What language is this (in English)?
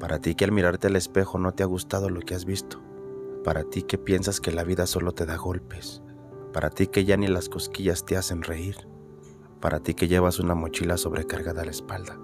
Spanish